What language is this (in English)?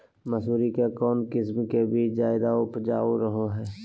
Magahi